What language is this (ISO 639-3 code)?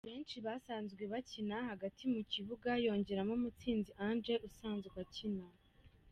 kin